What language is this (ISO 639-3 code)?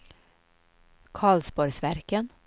swe